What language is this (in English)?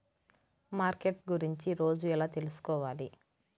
Telugu